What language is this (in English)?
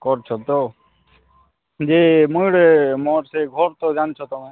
Odia